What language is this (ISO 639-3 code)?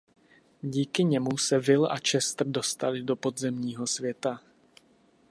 ces